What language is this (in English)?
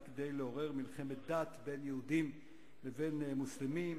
Hebrew